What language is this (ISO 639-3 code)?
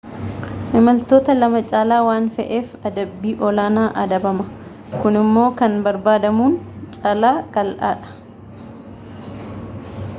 orm